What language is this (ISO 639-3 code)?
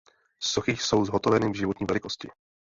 ces